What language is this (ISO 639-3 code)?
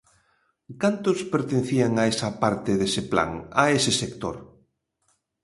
glg